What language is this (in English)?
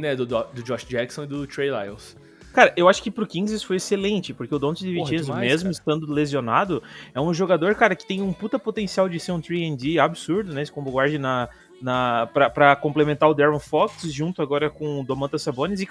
Portuguese